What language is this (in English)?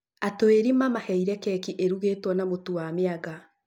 Kikuyu